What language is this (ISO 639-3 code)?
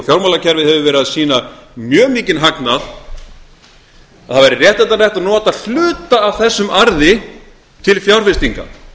isl